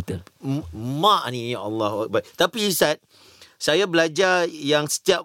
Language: Malay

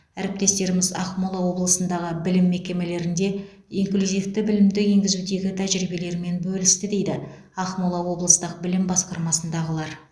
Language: Kazakh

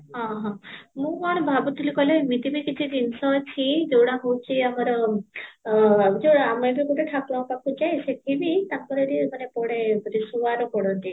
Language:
Odia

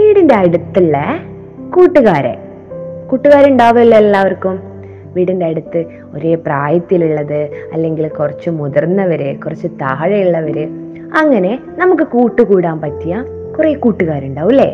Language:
Malayalam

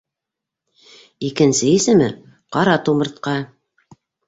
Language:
Bashkir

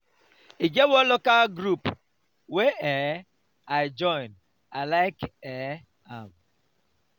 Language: Nigerian Pidgin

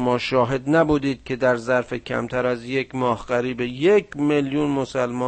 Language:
Persian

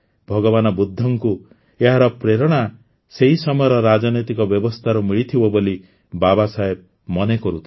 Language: Odia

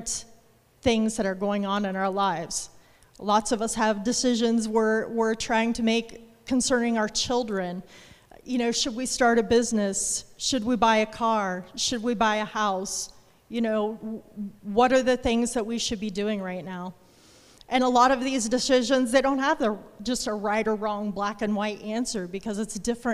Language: English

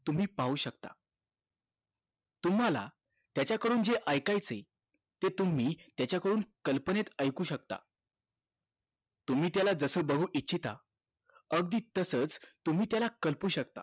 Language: Marathi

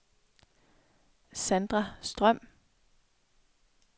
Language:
Danish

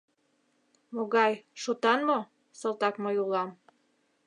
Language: Mari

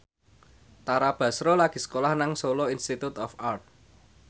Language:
Javanese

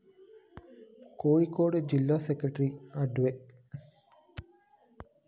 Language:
Malayalam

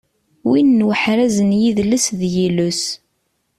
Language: Kabyle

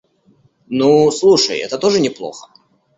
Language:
Russian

